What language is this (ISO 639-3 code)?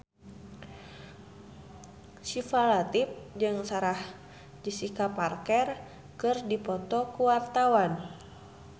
sun